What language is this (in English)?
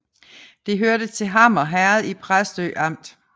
Danish